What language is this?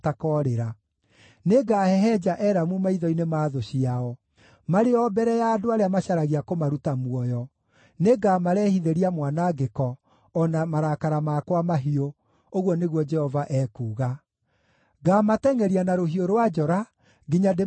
Kikuyu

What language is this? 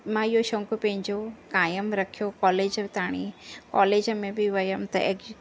Sindhi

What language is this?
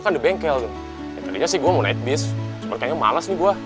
Indonesian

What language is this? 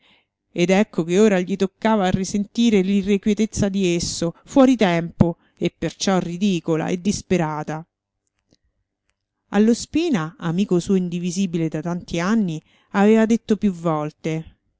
Italian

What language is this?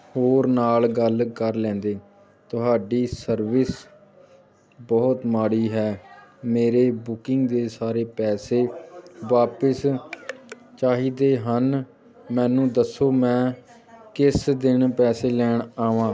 Punjabi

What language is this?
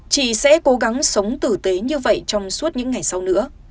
Vietnamese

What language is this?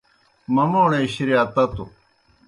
Kohistani Shina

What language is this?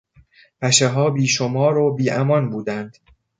Persian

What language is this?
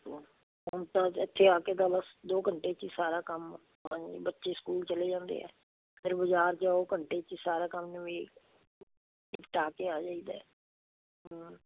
Punjabi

